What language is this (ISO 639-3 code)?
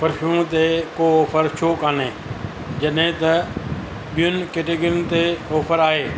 snd